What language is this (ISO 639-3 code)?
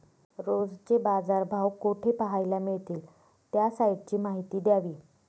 mar